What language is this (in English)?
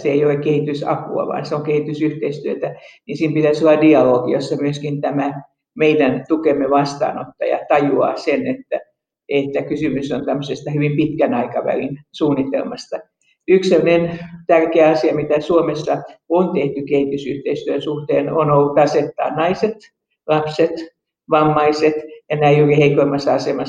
Finnish